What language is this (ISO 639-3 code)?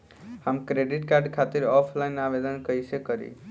bho